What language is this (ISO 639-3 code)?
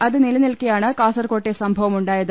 mal